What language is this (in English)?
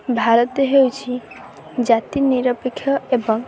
Odia